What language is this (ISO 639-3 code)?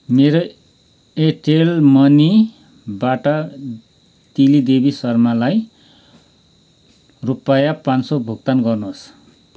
nep